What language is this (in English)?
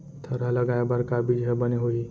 Chhattisgarhi